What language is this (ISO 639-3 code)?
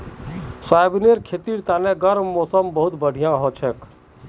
mag